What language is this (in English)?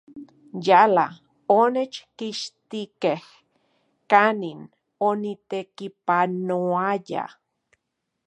Central Puebla Nahuatl